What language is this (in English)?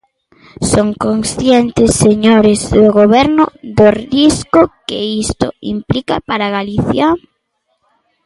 Galician